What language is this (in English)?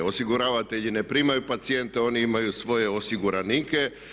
Croatian